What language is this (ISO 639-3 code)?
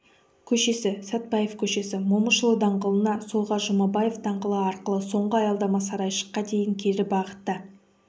kaz